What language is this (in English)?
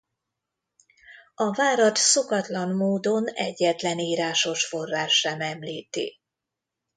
Hungarian